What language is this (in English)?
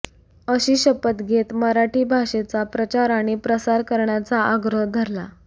Marathi